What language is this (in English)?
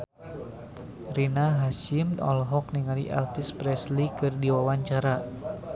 Sundanese